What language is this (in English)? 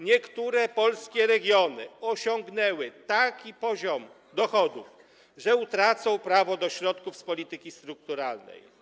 Polish